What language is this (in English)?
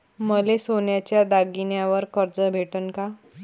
Marathi